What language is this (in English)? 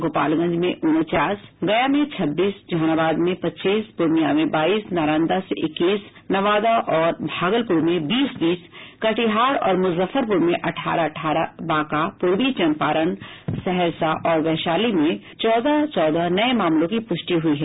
Hindi